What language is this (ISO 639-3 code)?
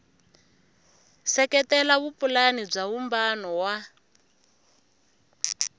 tso